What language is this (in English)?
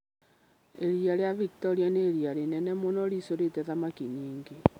Kikuyu